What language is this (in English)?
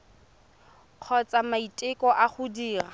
Tswana